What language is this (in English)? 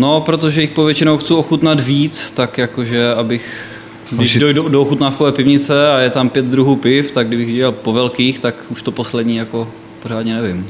Czech